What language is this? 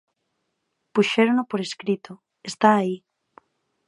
Galician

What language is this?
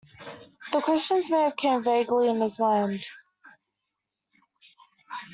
English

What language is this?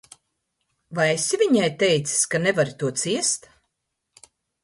Latvian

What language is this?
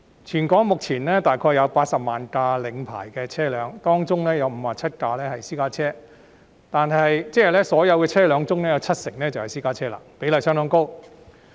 Cantonese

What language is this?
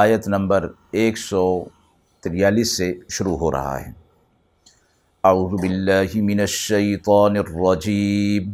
Urdu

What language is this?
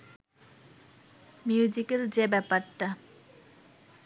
Bangla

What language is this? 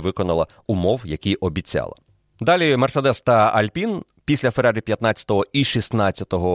Ukrainian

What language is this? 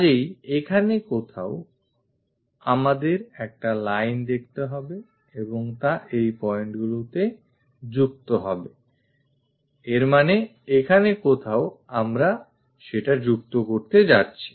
Bangla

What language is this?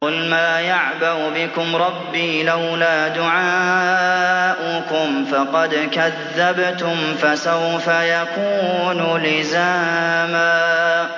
Arabic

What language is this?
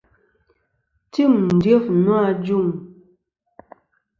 Kom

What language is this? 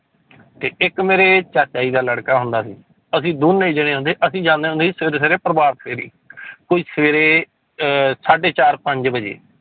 Punjabi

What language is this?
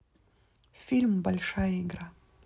Russian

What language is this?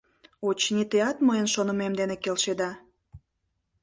Mari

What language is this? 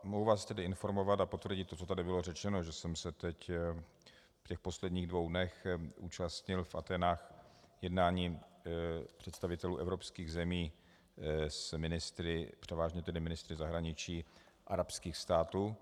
Czech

